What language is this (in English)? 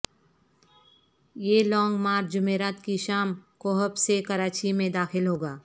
Urdu